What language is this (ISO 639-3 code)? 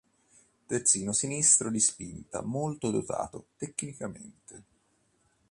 ita